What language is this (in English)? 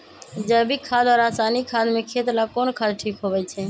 Magahi